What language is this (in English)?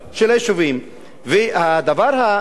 Hebrew